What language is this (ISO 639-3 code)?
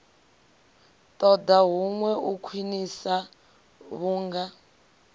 ven